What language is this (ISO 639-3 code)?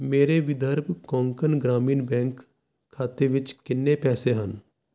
pan